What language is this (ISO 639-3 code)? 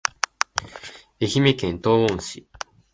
jpn